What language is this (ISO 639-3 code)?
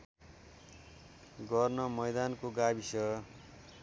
nep